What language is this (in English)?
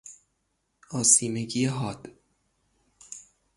Persian